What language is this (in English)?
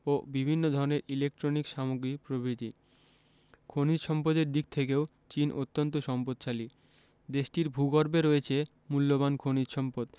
Bangla